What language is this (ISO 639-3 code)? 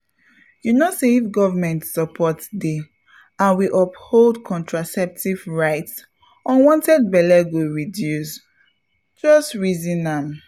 pcm